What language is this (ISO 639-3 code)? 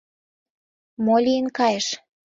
chm